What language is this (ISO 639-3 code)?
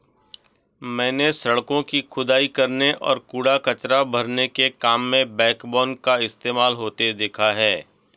hin